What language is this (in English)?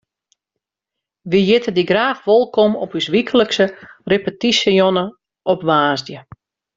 Western Frisian